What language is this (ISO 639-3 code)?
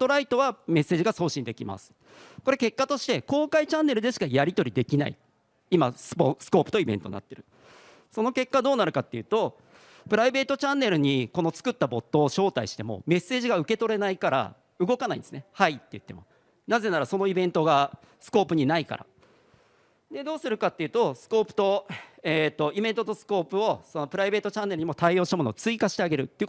jpn